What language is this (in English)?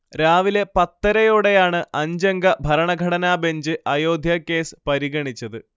Malayalam